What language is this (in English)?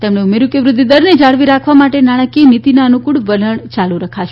Gujarati